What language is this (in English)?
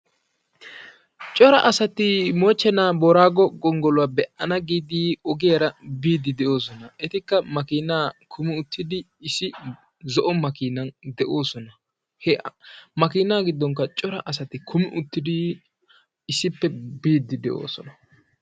Wolaytta